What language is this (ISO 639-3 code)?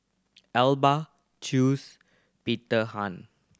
eng